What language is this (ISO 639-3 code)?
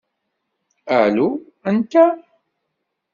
kab